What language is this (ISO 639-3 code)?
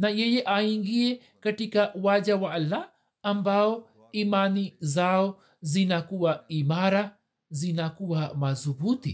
swa